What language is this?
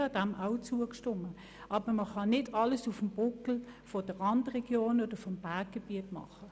Swiss German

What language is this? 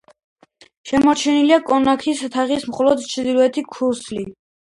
Georgian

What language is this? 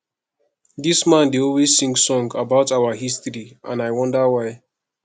Nigerian Pidgin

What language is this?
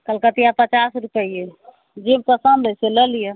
Maithili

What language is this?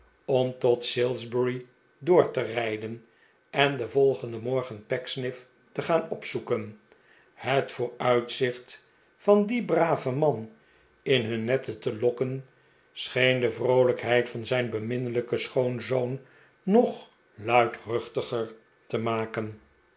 Dutch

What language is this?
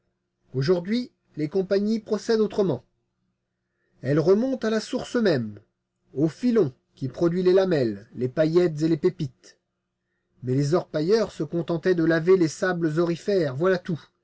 French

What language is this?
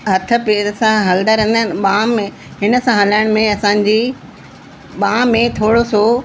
Sindhi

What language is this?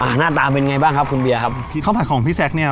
Thai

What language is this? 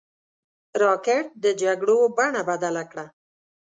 Pashto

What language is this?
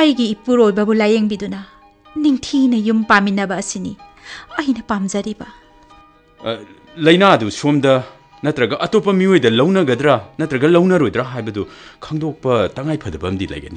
Korean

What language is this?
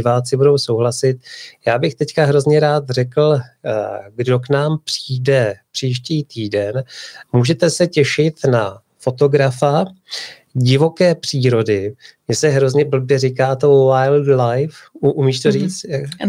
Czech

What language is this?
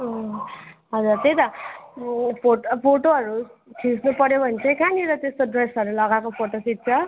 Nepali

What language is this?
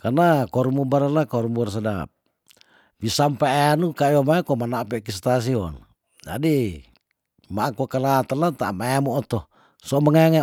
Tondano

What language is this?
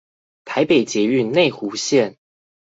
Chinese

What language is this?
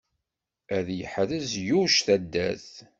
Kabyle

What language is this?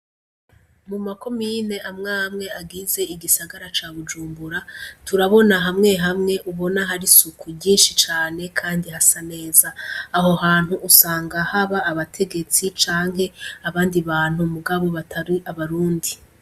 Rundi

